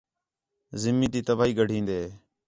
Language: Khetrani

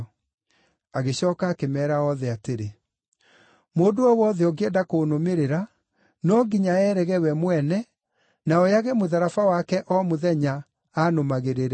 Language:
Kikuyu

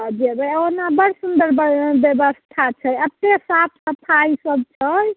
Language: Maithili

